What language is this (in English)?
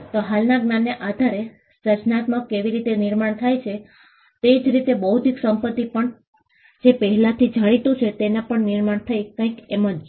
Gujarati